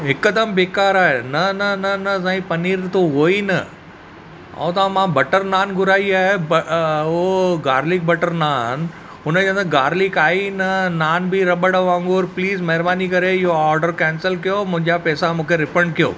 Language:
Sindhi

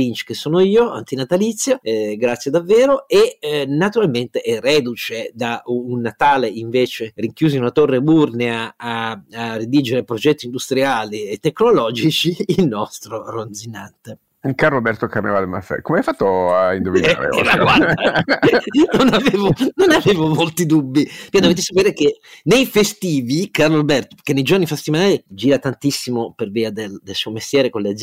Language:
Italian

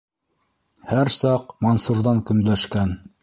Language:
Bashkir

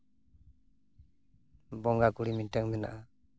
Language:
Santali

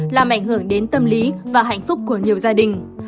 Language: Vietnamese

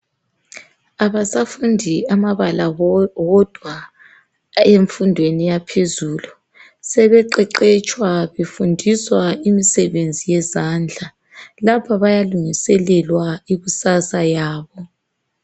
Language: North Ndebele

